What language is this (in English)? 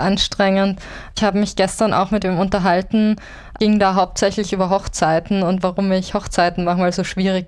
German